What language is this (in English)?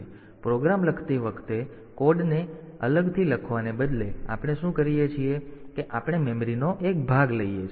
Gujarati